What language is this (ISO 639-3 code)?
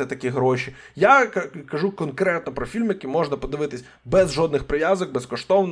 ukr